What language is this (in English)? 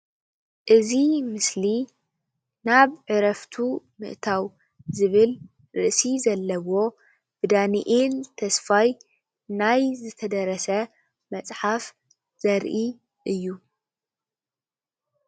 Tigrinya